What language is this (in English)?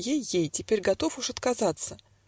Russian